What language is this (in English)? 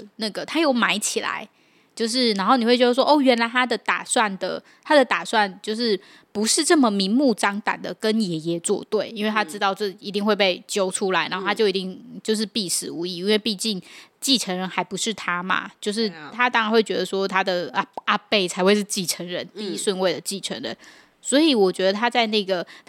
Chinese